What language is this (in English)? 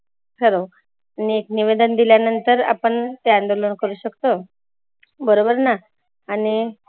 Marathi